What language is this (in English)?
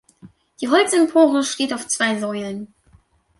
German